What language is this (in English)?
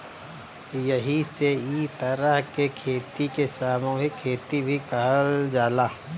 Bhojpuri